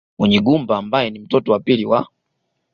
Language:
Swahili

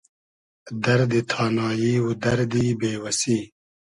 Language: Hazaragi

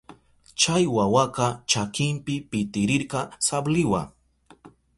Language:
Southern Pastaza Quechua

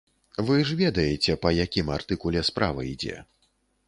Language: Belarusian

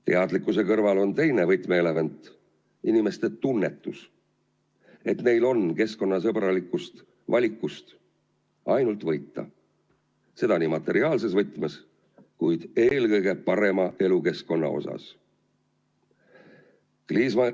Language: Estonian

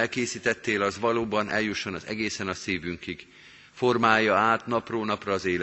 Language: Hungarian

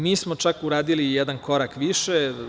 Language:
Serbian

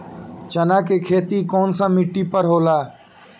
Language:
Bhojpuri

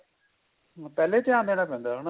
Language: Punjabi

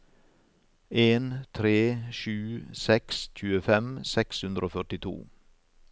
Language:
Norwegian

